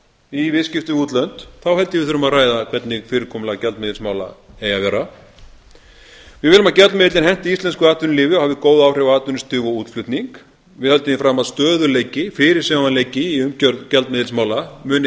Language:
Icelandic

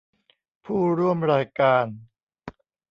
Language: Thai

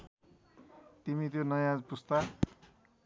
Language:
Nepali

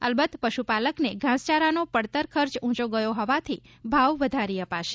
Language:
Gujarati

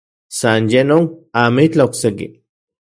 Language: Central Puebla Nahuatl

